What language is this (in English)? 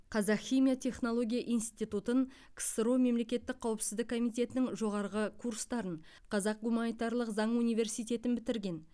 Kazakh